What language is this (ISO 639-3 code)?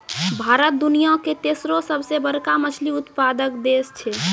mai